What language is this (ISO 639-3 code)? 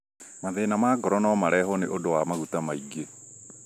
kik